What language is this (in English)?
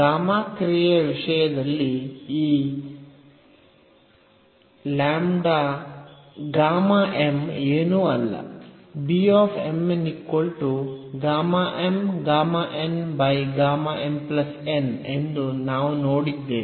Kannada